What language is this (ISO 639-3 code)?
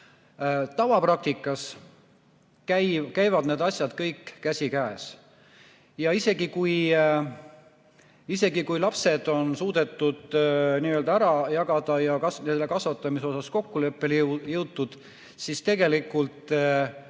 est